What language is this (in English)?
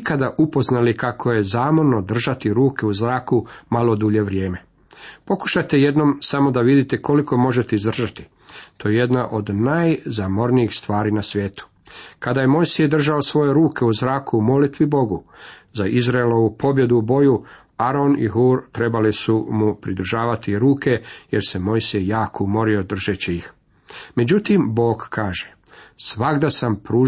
Croatian